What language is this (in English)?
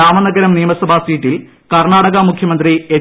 Malayalam